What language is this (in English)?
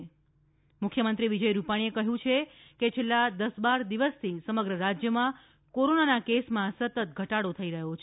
Gujarati